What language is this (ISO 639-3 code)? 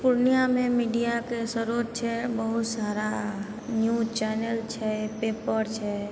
mai